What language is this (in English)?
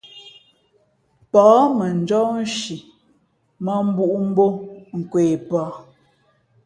Fe'fe'